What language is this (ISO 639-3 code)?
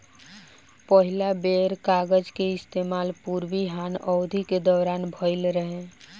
bho